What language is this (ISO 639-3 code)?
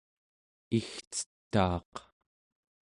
esu